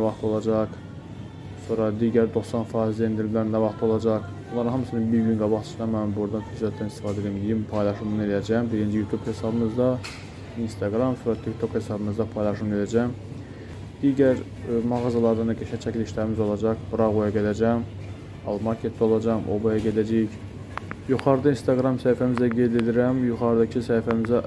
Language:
Turkish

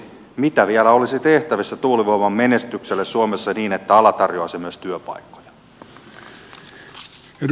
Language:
Finnish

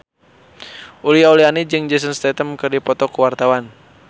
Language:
Sundanese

